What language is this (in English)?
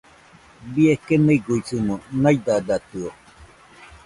Nüpode Huitoto